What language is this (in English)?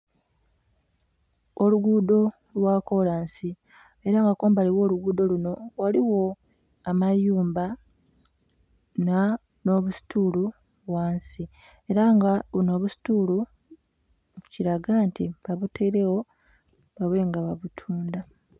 Soga